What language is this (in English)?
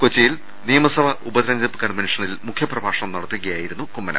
Malayalam